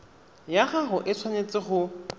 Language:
Tswana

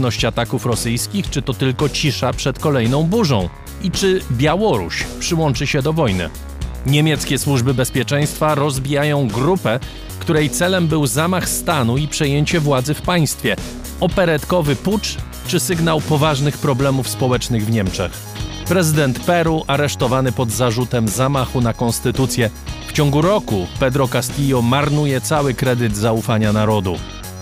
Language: Polish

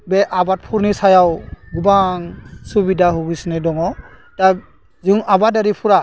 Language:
Bodo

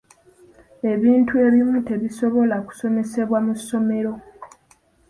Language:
Ganda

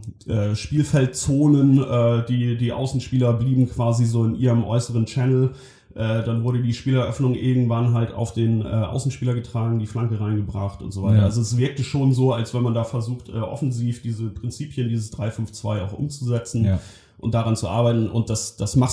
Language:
German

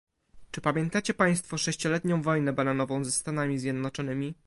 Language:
Polish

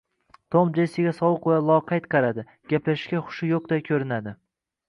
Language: Uzbek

